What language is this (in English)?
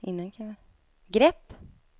Swedish